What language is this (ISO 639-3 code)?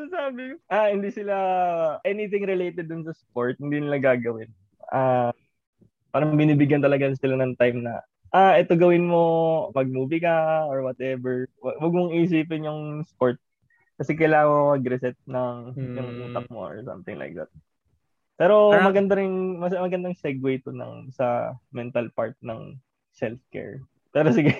fil